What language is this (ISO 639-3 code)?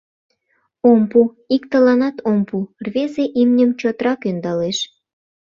chm